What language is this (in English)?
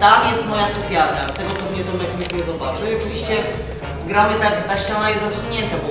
Polish